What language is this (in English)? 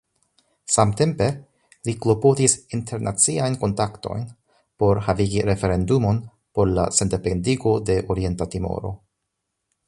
Esperanto